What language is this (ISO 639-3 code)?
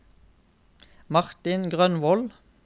nor